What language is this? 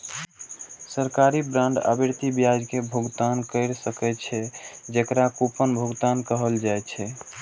Maithili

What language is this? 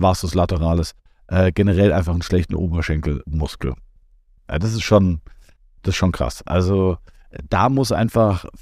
German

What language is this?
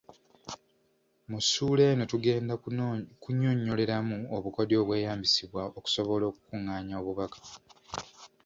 Ganda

